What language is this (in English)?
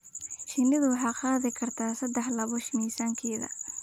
Somali